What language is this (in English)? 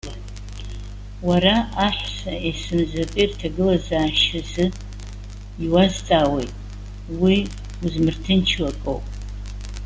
Abkhazian